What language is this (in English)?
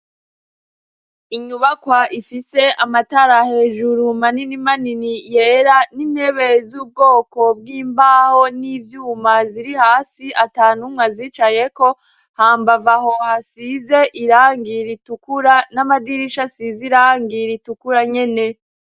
Rundi